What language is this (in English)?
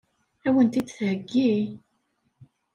Kabyle